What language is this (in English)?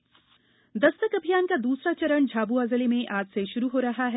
Hindi